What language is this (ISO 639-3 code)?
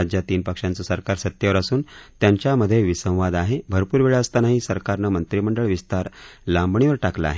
mar